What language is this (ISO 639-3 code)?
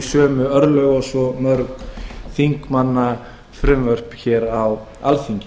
isl